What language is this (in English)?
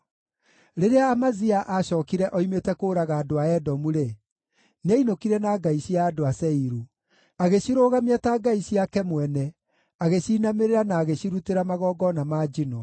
Kikuyu